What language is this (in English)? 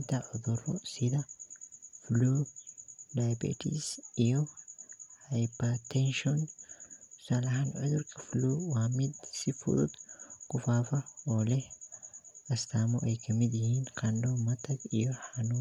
Somali